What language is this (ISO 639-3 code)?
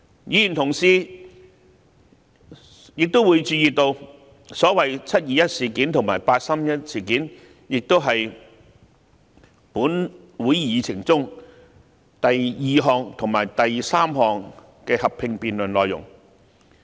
yue